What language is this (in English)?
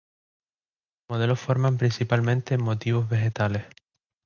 Spanish